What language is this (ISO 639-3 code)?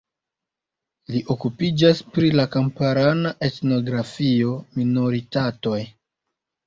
epo